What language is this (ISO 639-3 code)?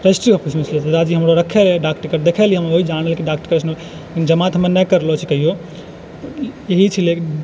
mai